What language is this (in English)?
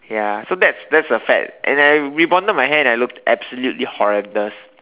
English